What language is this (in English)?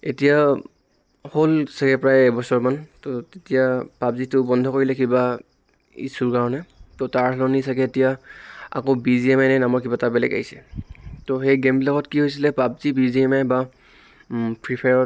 Assamese